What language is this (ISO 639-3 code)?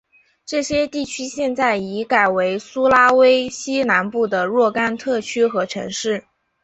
zho